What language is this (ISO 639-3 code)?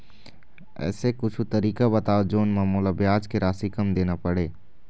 hne